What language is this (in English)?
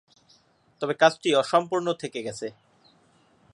Bangla